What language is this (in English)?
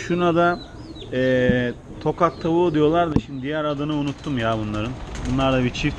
Turkish